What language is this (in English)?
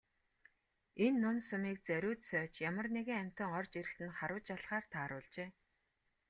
Mongolian